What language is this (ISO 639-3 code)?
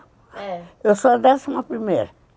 por